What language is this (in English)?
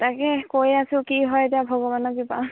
Assamese